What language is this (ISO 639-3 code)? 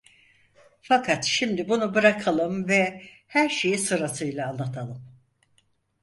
tur